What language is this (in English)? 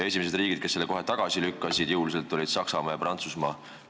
Estonian